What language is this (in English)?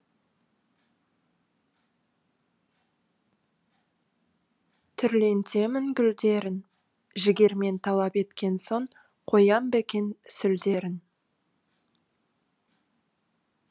Kazakh